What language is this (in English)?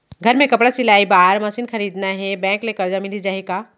Chhattisgarhi